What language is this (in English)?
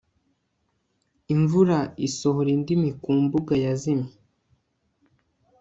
Kinyarwanda